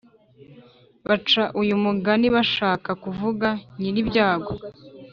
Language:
Kinyarwanda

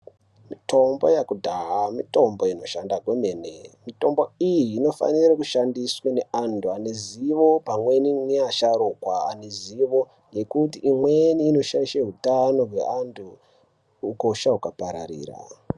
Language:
Ndau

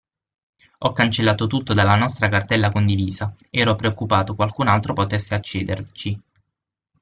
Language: Italian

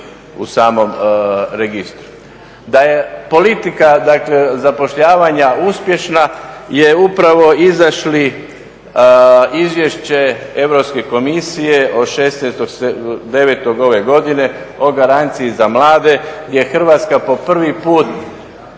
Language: Croatian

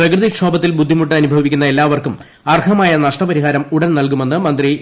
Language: Malayalam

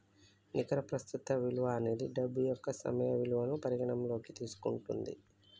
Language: Telugu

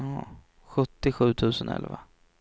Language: Swedish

